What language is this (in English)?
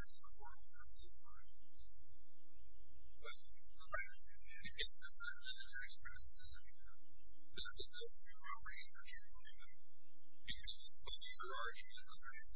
English